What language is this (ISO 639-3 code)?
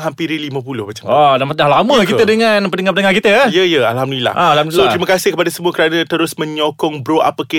msa